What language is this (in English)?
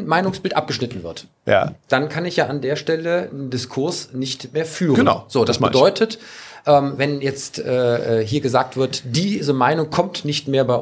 German